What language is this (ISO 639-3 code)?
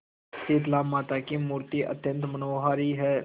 hin